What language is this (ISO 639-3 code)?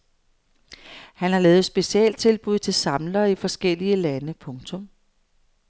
dan